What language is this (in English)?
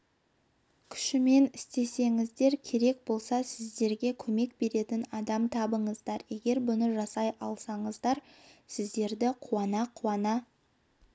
Kazakh